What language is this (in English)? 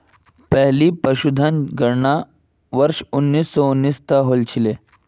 Magahi